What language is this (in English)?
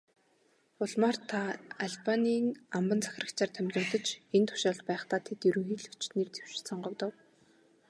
Mongolian